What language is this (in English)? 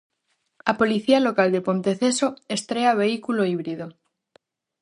Galician